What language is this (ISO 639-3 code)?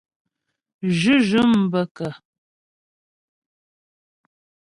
bbj